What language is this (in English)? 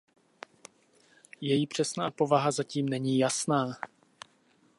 Czech